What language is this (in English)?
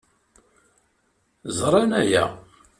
Kabyle